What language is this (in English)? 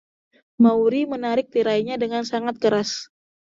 Indonesian